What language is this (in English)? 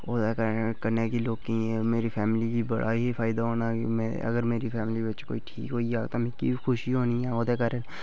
Dogri